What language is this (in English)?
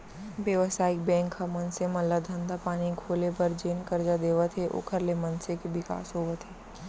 Chhattisgarhi